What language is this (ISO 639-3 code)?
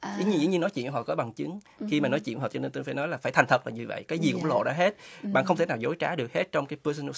vie